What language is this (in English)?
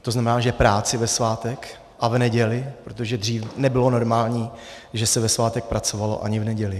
Czech